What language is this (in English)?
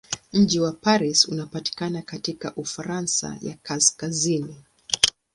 Swahili